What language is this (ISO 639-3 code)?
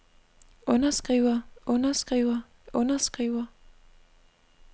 dan